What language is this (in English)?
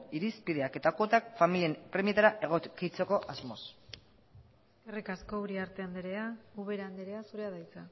Basque